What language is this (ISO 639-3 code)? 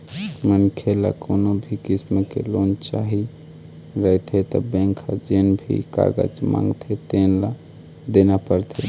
hne